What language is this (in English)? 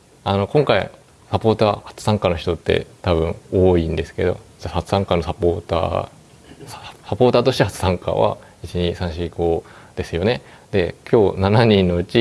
Japanese